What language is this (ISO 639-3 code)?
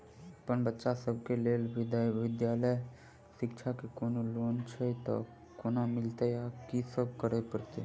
mai